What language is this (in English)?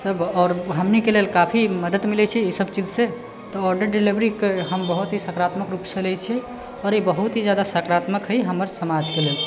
Maithili